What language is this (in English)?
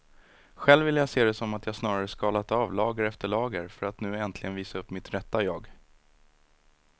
Swedish